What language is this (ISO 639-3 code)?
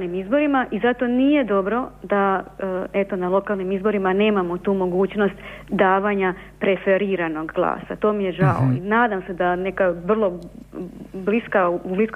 hrv